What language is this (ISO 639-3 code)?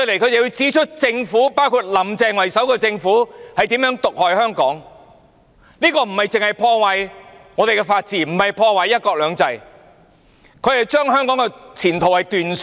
yue